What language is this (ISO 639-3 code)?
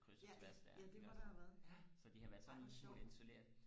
dan